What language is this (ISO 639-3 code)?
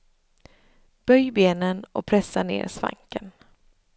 swe